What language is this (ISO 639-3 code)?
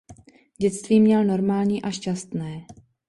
ces